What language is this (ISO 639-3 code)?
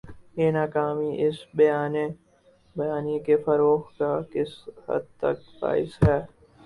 urd